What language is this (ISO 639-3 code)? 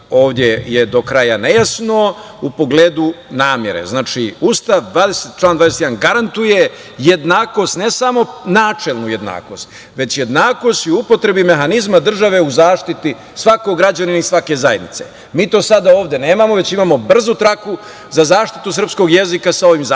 srp